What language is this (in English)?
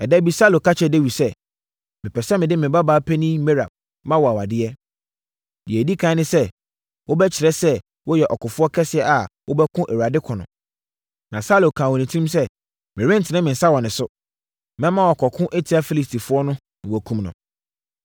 Akan